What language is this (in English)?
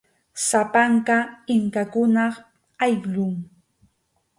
Arequipa-La Unión Quechua